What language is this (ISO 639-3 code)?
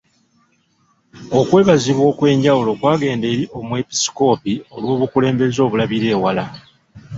lug